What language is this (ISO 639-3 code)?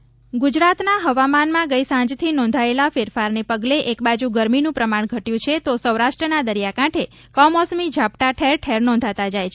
guj